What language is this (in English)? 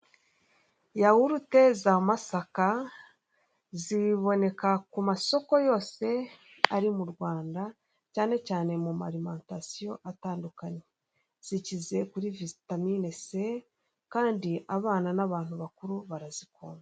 Kinyarwanda